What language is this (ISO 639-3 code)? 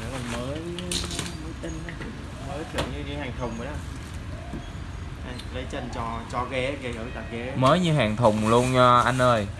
vie